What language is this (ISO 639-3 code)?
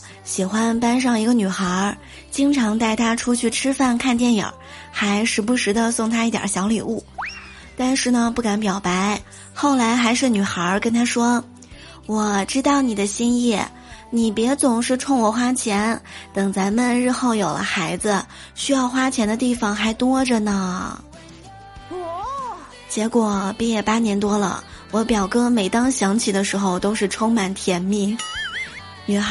zho